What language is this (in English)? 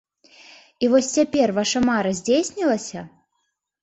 Belarusian